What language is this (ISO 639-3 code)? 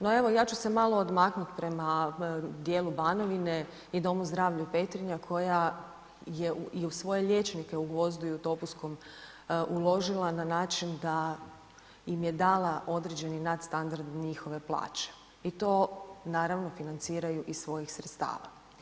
hrv